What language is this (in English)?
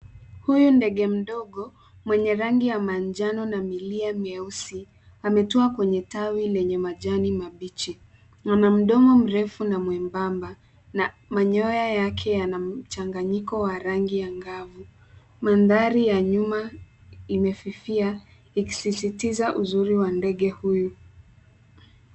Swahili